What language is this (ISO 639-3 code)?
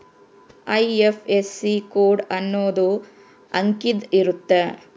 kan